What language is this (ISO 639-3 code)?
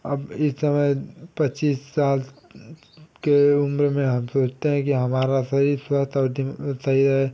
hin